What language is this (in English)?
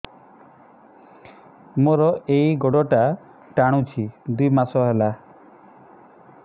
Odia